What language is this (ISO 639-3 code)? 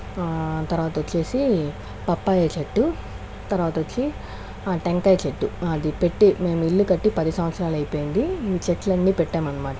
tel